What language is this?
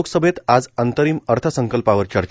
Marathi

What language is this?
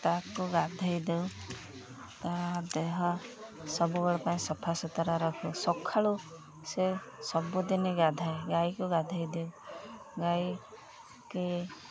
Odia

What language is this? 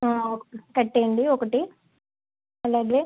Telugu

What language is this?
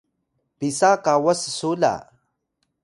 Atayal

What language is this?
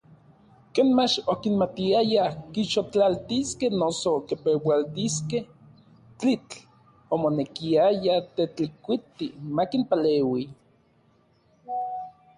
Orizaba Nahuatl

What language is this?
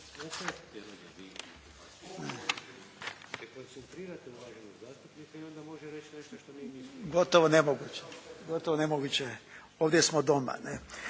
Croatian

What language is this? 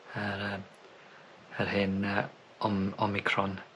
Welsh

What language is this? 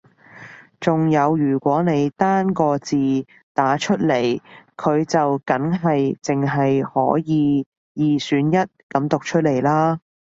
Cantonese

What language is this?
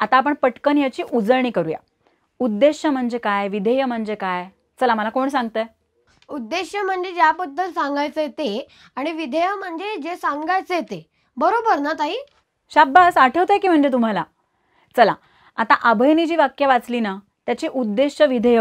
Hindi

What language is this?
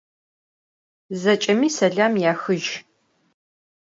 Adyghe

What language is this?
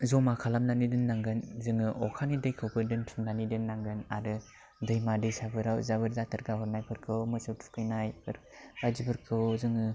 Bodo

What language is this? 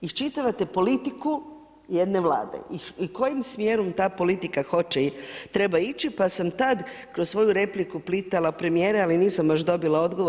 Croatian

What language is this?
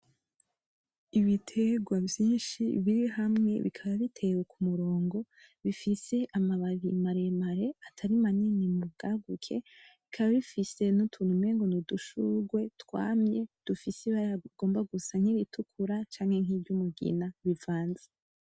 Rundi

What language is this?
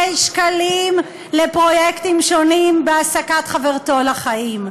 Hebrew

